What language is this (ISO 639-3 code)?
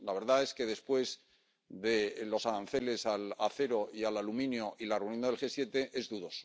spa